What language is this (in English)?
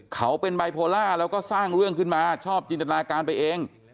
Thai